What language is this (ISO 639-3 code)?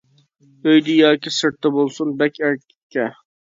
uig